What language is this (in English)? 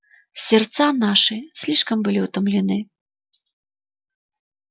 Russian